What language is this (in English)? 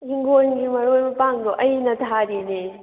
Manipuri